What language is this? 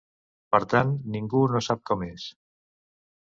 Catalan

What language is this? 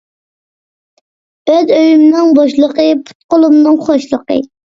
Uyghur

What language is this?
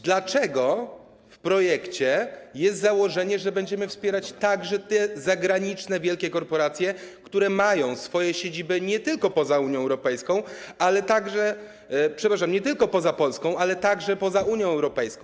Polish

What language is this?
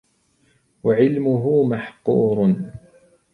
Arabic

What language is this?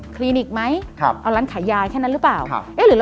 Thai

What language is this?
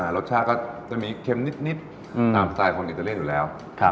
Thai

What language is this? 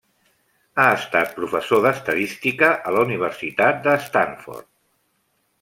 Catalan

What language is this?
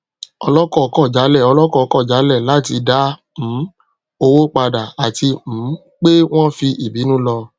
Yoruba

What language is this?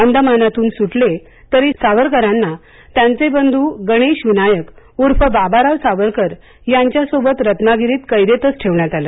Marathi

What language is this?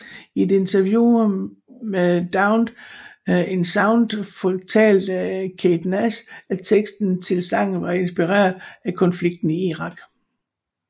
Danish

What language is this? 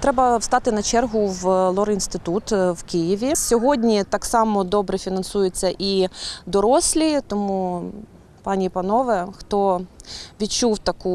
Ukrainian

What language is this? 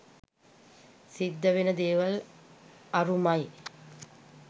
Sinhala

